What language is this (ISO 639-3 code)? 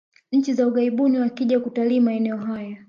swa